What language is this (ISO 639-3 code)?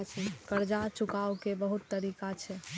mai